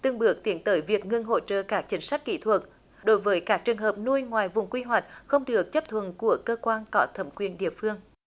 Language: Vietnamese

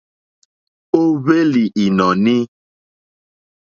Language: Mokpwe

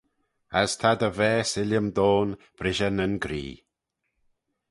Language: Manx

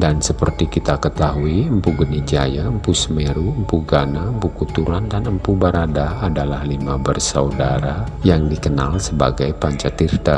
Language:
Indonesian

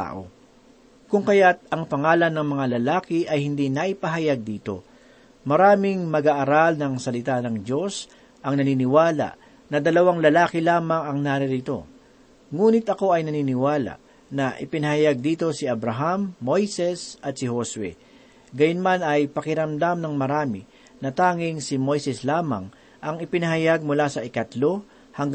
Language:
Filipino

